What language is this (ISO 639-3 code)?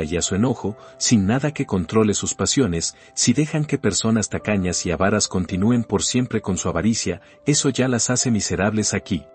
spa